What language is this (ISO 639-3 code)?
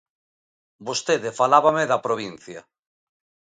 glg